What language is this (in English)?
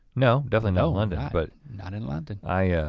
English